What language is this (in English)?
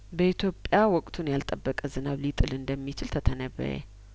Amharic